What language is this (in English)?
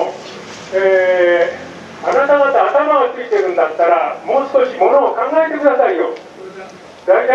Japanese